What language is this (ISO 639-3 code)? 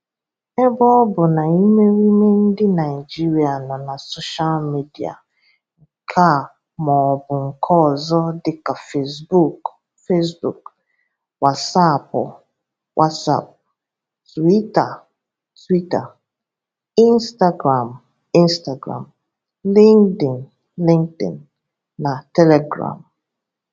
ibo